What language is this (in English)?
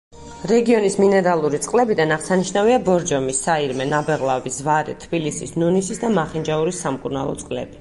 Georgian